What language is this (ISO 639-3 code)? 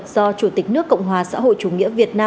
vie